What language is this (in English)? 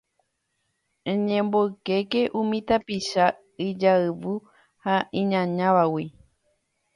Guarani